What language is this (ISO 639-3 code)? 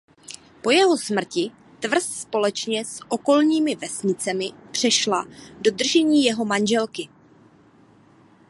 ces